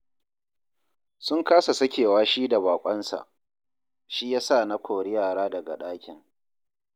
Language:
Hausa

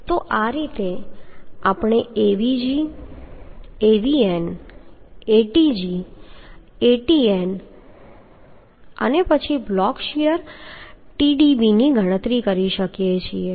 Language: Gujarati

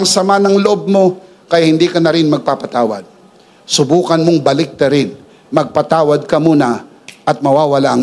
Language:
Filipino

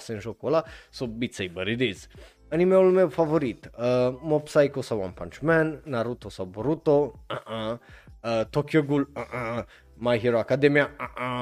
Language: Romanian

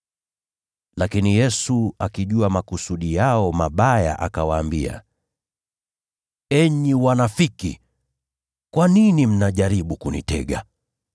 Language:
Swahili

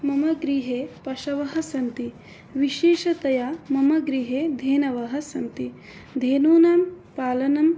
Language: Sanskrit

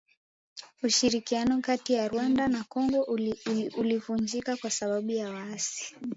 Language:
Swahili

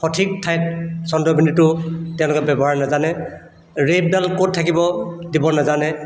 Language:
Assamese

